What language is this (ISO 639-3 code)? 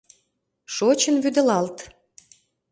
chm